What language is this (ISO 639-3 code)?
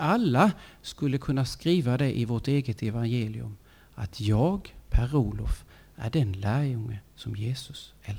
swe